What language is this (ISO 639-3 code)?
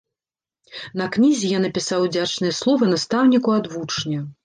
bel